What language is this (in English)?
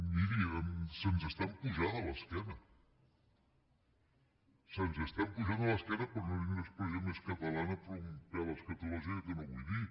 Catalan